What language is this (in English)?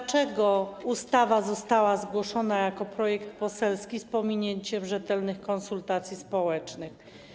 Polish